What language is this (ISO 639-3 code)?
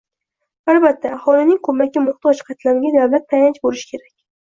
uzb